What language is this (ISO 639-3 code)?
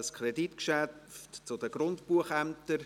gsw